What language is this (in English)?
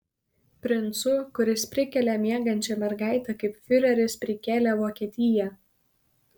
Lithuanian